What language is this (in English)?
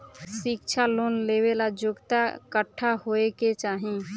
Bhojpuri